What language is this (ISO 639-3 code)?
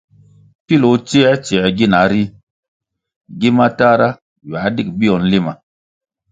nmg